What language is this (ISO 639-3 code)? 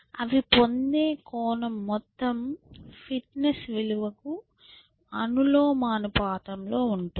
tel